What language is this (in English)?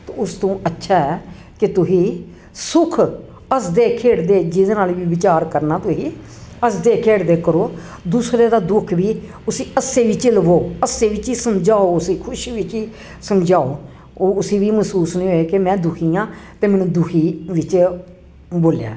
Dogri